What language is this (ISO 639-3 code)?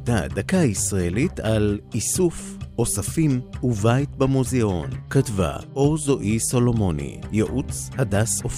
heb